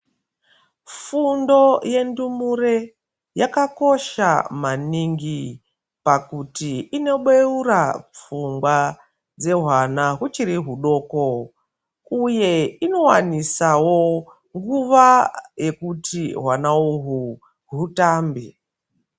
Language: Ndau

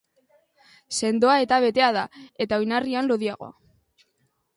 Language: Basque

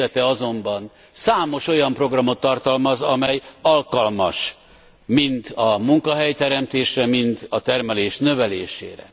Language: Hungarian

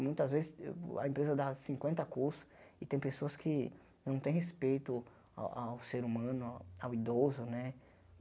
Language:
Portuguese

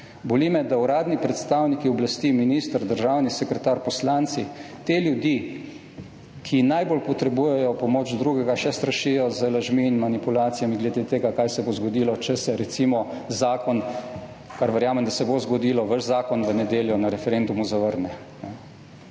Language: Slovenian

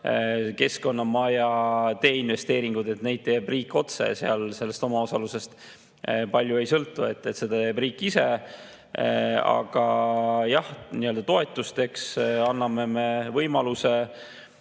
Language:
Estonian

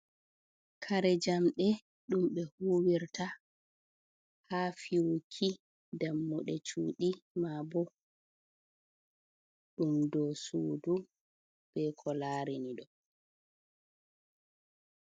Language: Fula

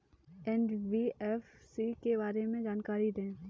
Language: Hindi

